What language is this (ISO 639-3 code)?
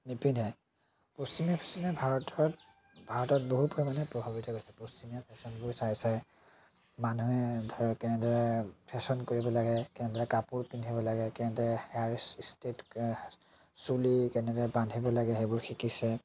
asm